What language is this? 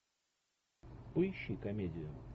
Russian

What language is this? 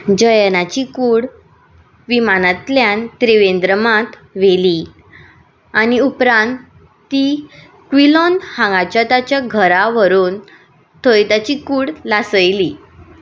Konkani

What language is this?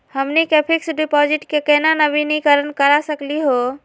Magahi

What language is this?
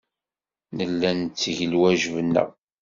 Kabyle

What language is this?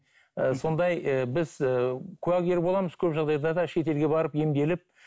Kazakh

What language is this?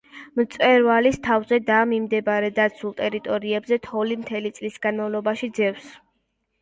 Georgian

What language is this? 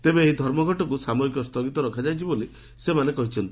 Odia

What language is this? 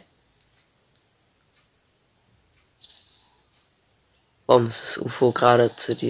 German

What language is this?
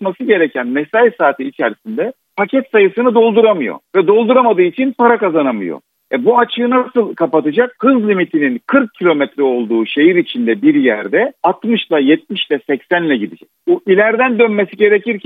Turkish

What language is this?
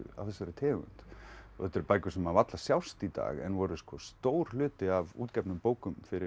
Icelandic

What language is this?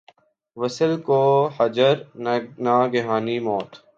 Urdu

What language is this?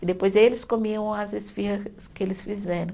Portuguese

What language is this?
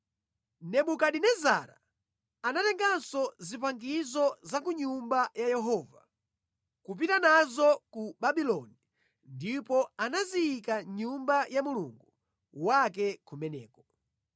Nyanja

